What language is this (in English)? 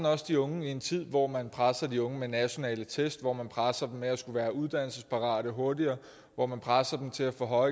Danish